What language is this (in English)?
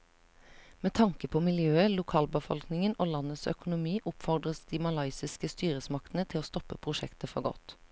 Norwegian